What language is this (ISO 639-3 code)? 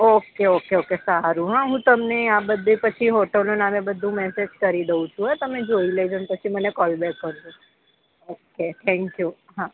guj